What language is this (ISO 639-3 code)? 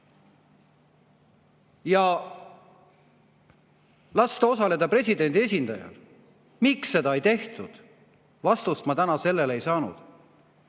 est